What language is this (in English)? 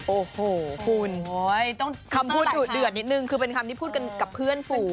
Thai